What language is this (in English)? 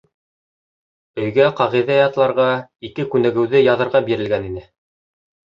Bashkir